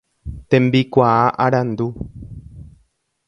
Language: Guarani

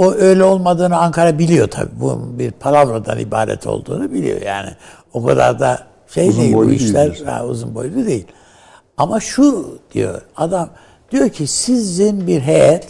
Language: Turkish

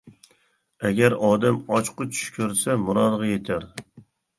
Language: Uyghur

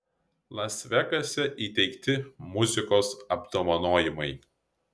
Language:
Lithuanian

